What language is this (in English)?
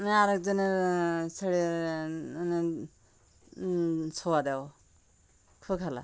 Bangla